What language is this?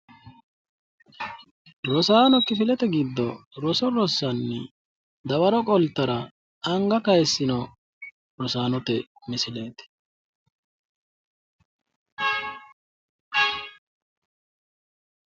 Sidamo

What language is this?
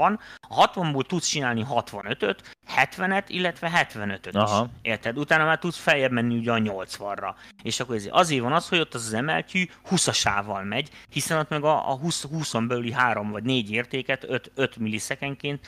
Hungarian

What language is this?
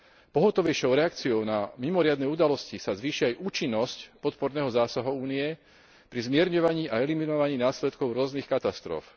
Slovak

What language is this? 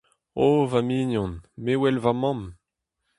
Breton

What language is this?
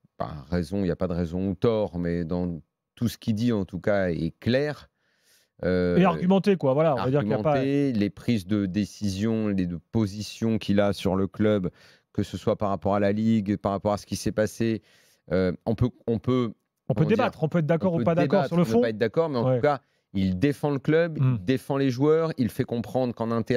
French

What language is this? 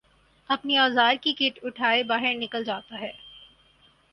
Urdu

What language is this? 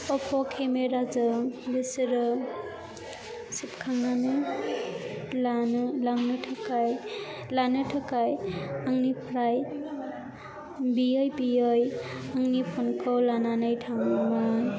Bodo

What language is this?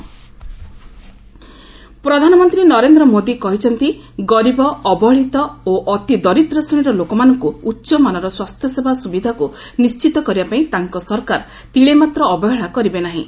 Odia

